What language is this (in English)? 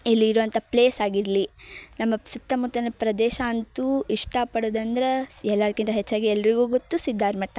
Kannada